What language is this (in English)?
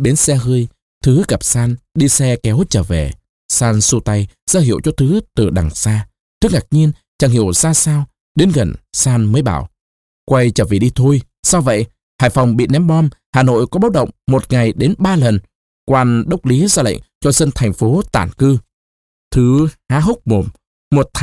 Vietnamese